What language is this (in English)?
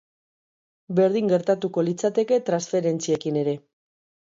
Basque